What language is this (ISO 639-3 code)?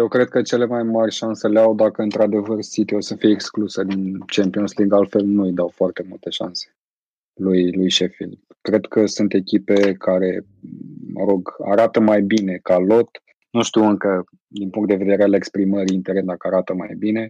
ron